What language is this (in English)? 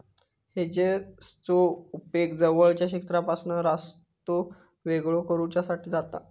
Marathi